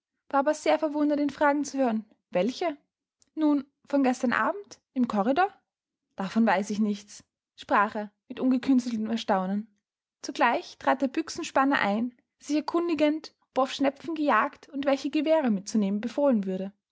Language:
German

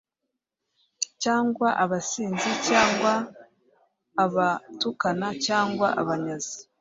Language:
Kinyarwanda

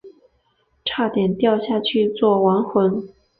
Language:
Chinese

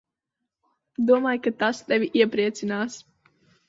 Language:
Latvian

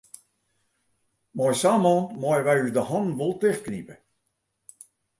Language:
Western Frisian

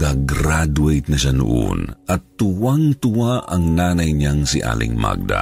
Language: Filipino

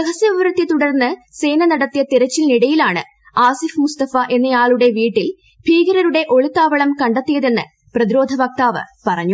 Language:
Malayalam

